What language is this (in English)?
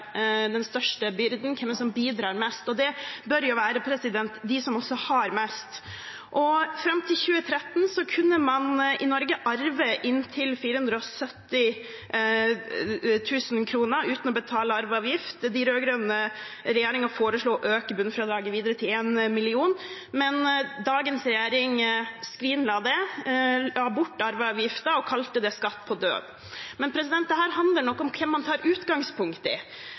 Norwegian Bokmål